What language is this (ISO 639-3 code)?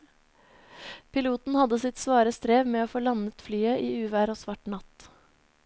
nor